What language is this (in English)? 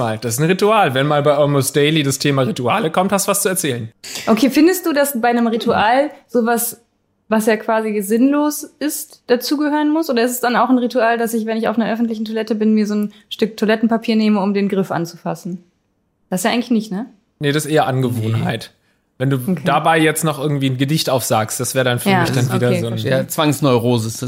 German